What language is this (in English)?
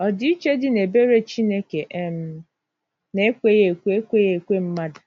Igbo